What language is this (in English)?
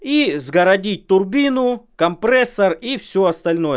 Russian